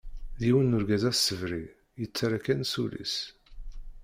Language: Kabyle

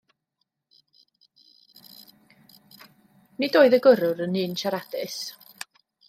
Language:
Welsh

